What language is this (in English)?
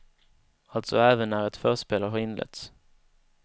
Swedish